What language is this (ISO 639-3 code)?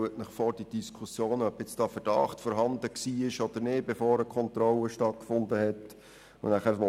gsw